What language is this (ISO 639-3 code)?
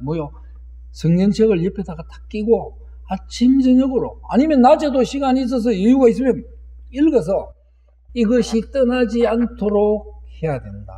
kor